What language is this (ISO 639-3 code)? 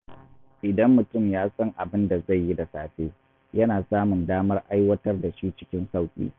hau